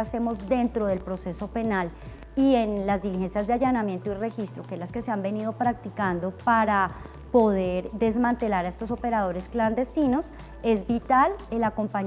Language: Spanish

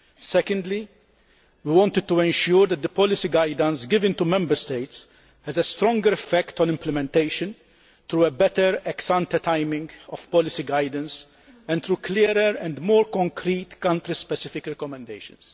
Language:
English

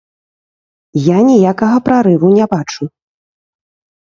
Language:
Belarusian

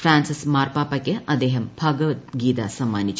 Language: Malayalam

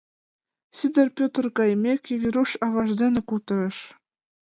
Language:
Mari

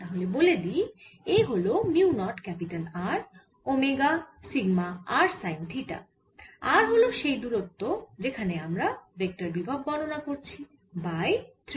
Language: Bangla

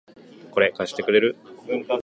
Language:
Japanese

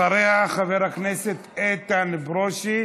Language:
Hebrew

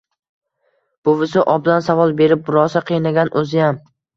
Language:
Uzbek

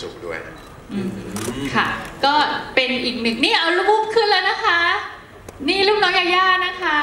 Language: Thai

